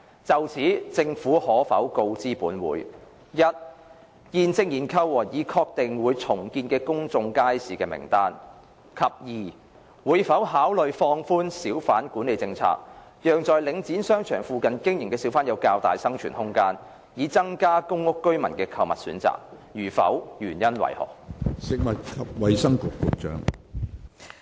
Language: Cantonese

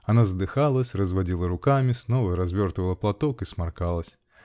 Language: Russian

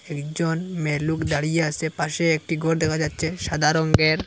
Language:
Bangla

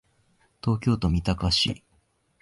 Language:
Japanese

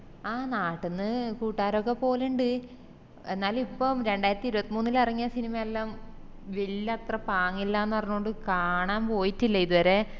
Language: Malayalam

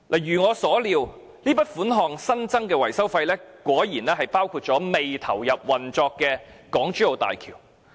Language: Cantonese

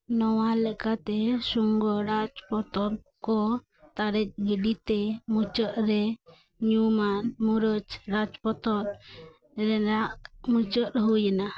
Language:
Santali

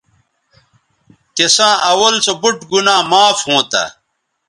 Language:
Bateri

